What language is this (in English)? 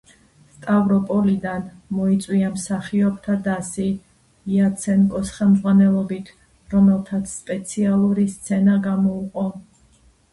Georgian